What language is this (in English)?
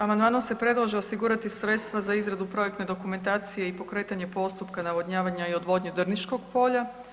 Croatian